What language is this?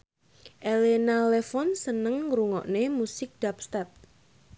Javanese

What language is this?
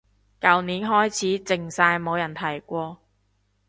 Cantonese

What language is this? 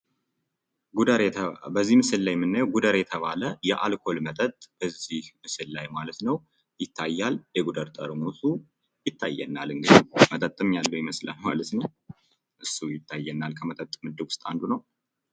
Amharic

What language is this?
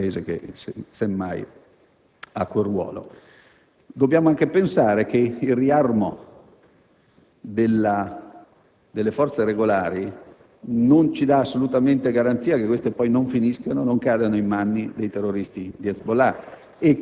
Italian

